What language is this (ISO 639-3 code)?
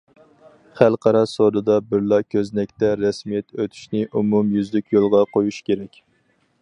uig